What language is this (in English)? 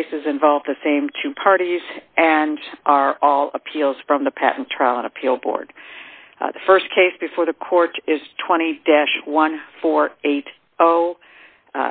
English